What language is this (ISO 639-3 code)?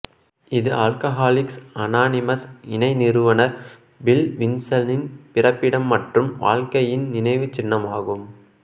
tam